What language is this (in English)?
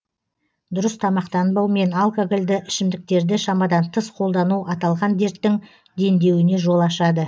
Kazakh